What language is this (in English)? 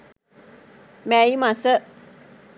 Sinhala